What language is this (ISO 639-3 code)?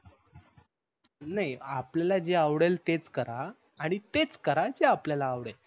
mar